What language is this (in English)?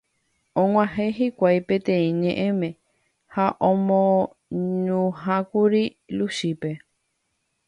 Guarani